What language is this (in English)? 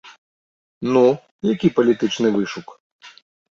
Belarusian